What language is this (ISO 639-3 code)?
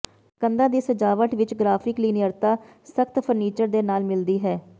pan